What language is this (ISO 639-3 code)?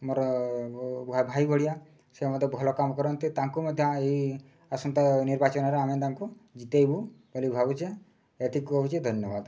ori